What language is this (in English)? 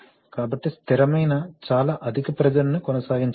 Telugu